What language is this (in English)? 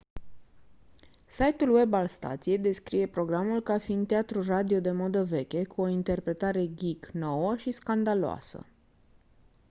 Romanian